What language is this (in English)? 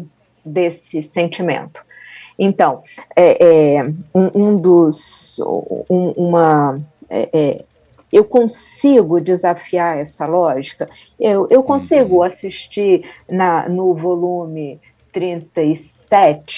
Portuguese